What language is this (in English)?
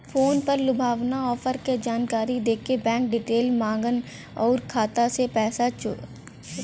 Bhojpuri